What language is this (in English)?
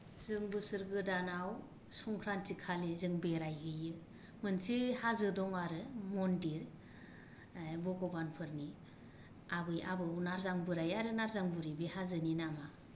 Bodo